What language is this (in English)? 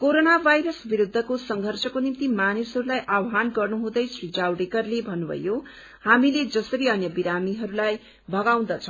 Nepali